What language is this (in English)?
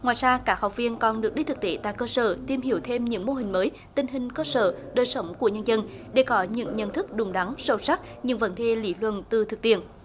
Vietnamese